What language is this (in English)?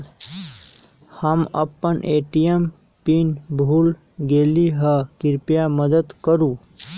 Magahi